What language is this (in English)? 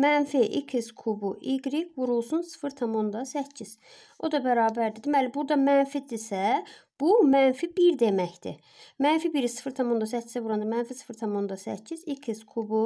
Turkish